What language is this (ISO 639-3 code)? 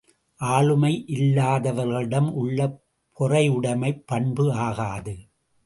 tam